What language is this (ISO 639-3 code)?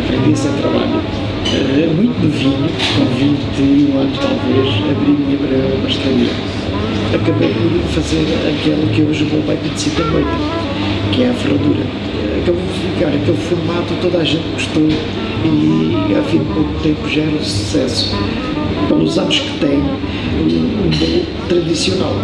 por